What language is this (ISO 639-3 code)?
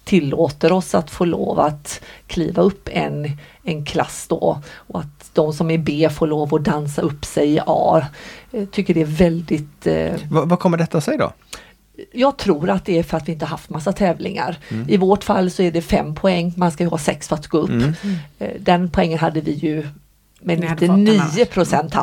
swe